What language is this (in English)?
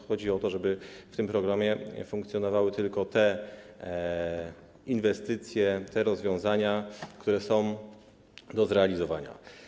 Polish